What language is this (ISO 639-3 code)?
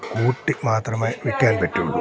mal